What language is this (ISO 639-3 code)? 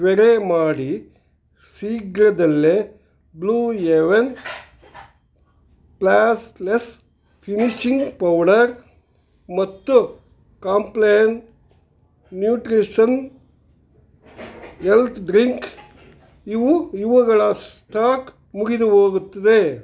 kan